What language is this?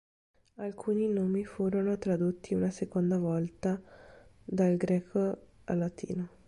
Italian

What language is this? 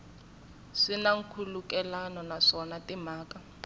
Tsonga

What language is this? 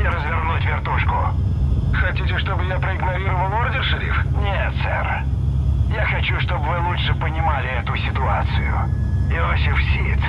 Russian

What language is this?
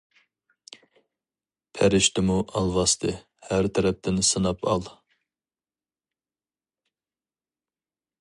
Uyghur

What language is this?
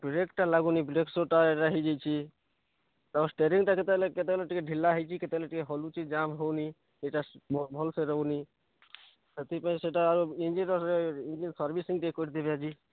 Odia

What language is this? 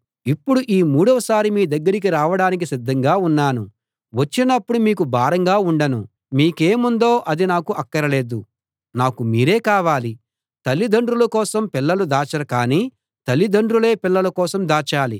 Telugu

